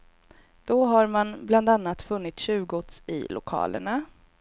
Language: Swedish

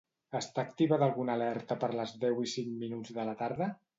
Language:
Catalan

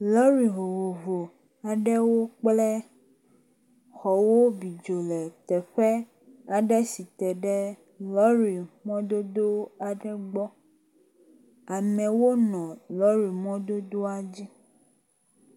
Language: Ewe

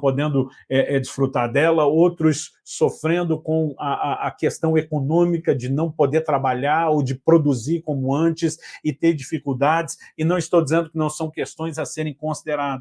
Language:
Portuguese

